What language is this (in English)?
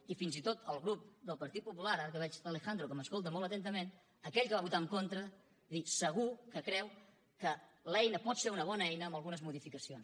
Catalan